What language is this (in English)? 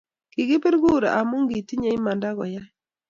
Kalenjin